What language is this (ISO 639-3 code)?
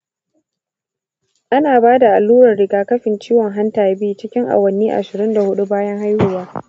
hau